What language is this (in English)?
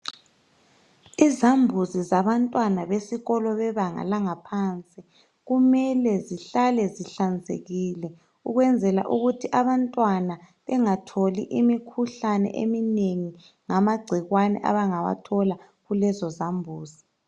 North Ndebele